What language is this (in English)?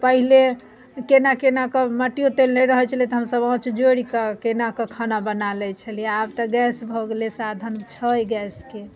Maithili